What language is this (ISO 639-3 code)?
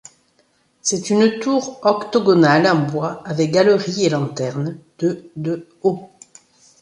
fra